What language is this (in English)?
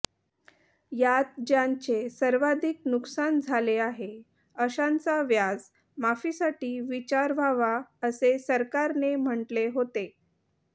Marathi